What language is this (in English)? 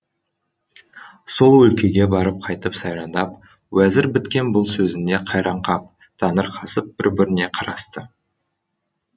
Kazakh